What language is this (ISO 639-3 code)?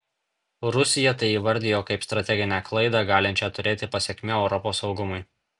lit